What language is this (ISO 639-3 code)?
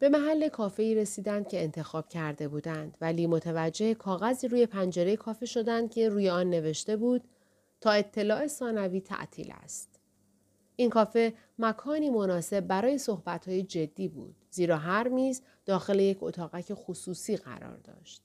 fas